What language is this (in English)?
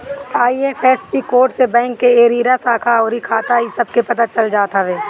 Bhojpuri